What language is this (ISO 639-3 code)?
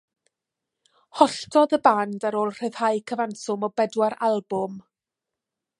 cym